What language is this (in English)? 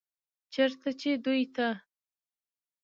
Pashto